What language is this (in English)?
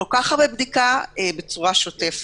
Hebrew